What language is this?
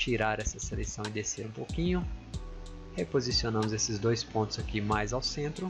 Portuguese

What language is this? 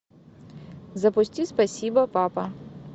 Russian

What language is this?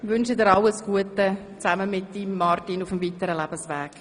Swiss German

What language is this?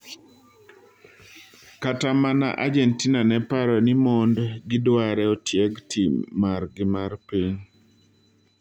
Luo (Kenya and Tanzania)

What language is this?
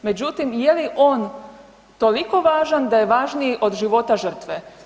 Croatian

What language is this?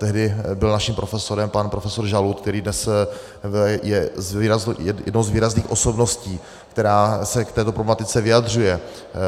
Czech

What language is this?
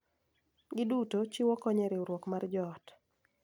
Luo (Kenya and Tanzania)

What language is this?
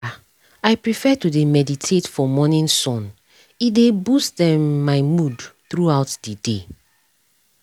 Nigerian Pidgin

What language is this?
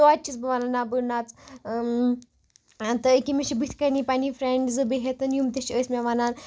Kashmiri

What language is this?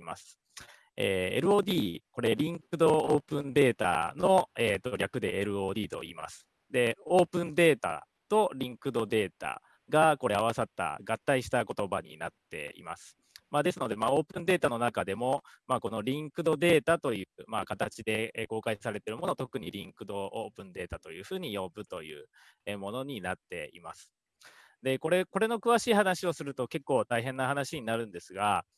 Japanese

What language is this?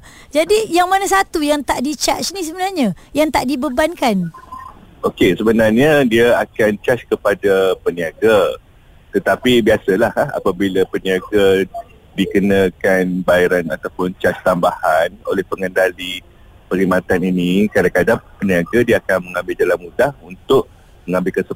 Malay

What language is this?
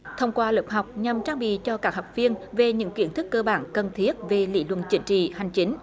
Vietnamese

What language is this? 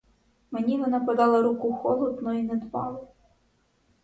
Ukrainian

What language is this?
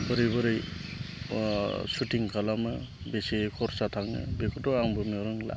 Bodo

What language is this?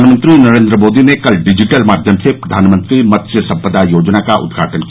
Hindi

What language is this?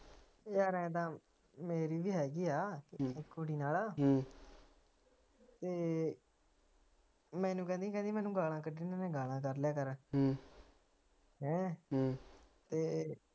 Punjabi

